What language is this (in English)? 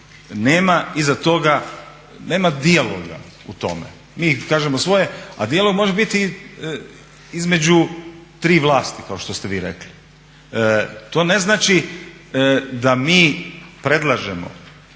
Croatian